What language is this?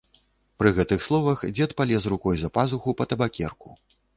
Belarusian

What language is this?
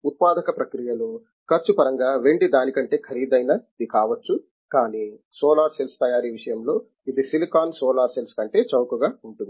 Telugu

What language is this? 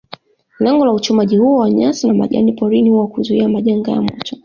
Swahili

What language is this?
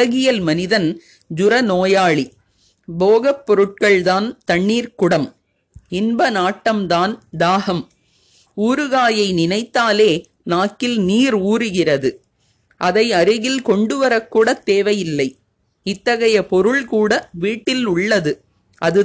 Tamil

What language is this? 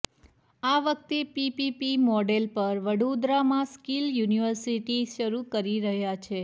Gujarati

